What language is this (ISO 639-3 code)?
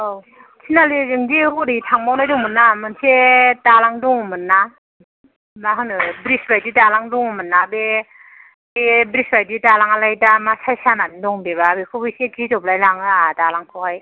brx